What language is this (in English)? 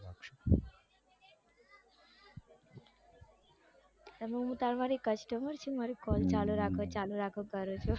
Gujarati